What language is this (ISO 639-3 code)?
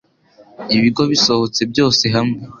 kin